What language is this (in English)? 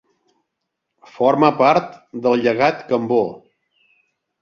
Catalan